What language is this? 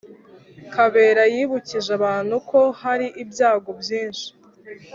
Kinyarwanda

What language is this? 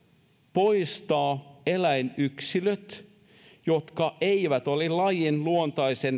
Finnish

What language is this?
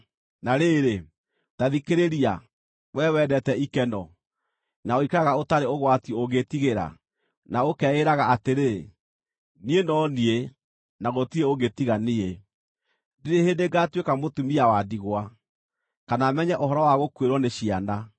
Kikuyu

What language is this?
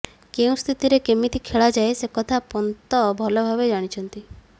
Odia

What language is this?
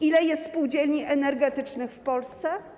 Polish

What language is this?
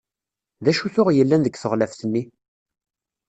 Kabyle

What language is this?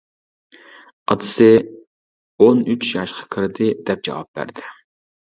Uyghur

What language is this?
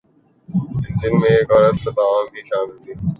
Urdu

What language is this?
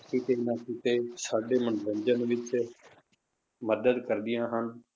Punjabi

